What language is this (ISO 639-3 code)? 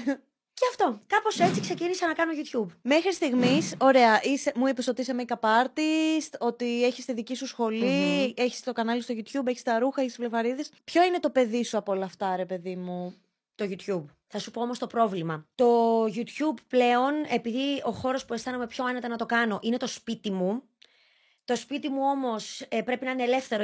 ell